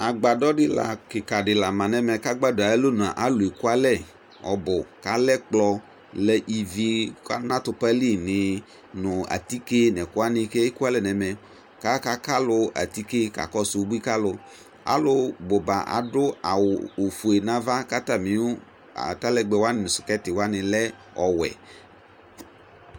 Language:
Ikposo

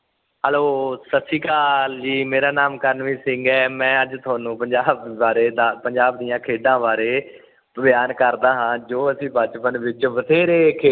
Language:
Punjabi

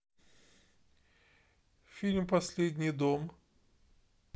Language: Russian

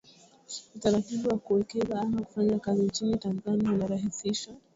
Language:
Swahili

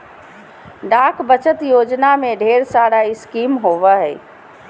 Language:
Magahi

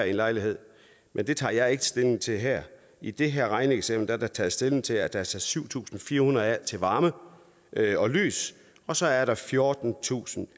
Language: Danish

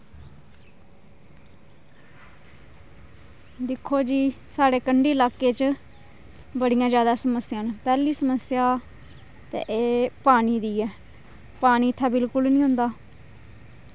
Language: Dogri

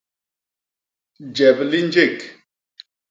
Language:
Basaa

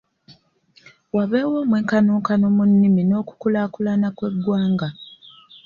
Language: Ganda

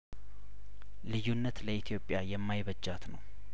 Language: Amharic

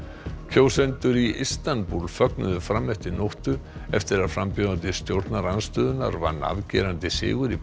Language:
Icelandic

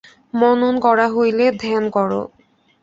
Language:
Bangla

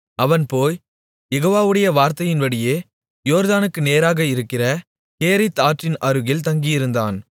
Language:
Tamil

